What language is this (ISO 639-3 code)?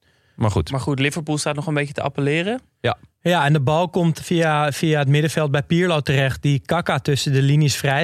nld